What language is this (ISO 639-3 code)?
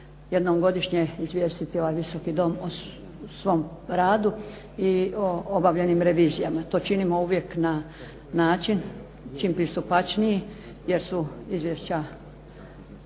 hrv